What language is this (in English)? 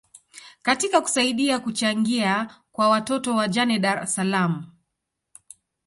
Swahili